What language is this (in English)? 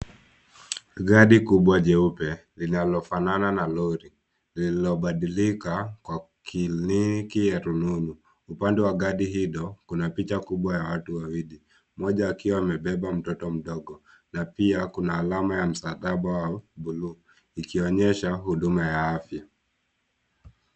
Swahili